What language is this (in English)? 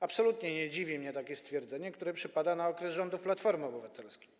Polish